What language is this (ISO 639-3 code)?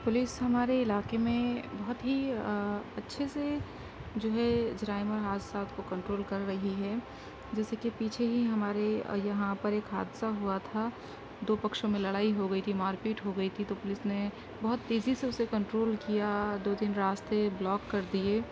urd